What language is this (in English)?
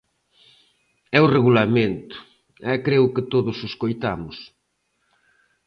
Galician